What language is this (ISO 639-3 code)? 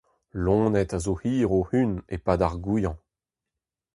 bre